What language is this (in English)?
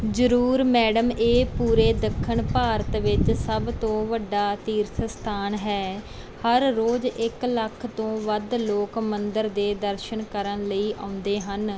Punjabi